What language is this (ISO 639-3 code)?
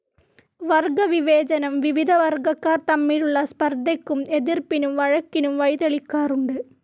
mal